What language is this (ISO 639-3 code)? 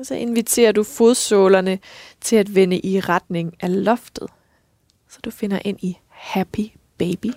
dan